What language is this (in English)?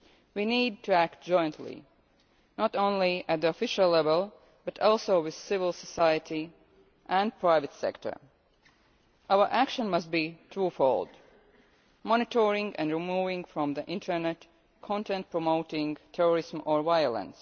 English